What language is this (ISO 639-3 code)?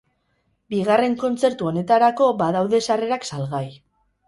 eus